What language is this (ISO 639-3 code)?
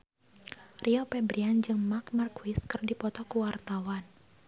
sun